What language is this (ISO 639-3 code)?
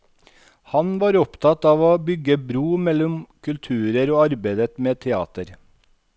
nor